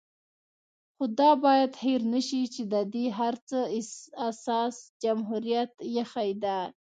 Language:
Pashto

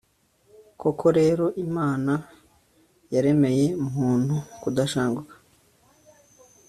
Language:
Kinyarwanda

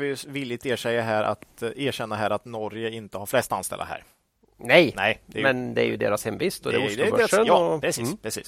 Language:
Swedish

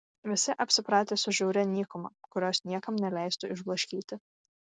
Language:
Lithuanian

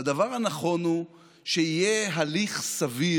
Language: Hebrew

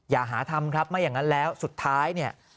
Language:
Thai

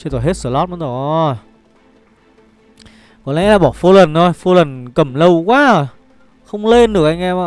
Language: Vietnamese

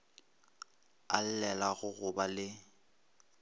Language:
Northern Sotho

